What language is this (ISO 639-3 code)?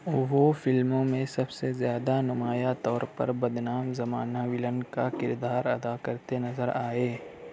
urd